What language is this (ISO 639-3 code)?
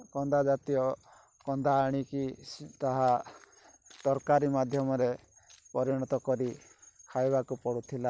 ori